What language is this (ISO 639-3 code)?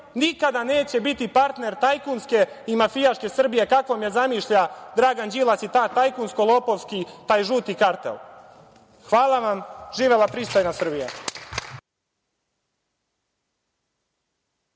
srp